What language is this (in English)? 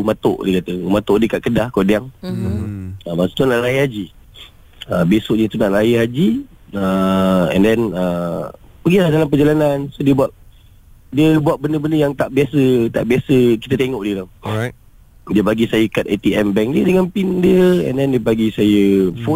Malay